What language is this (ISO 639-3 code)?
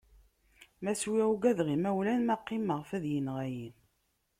kab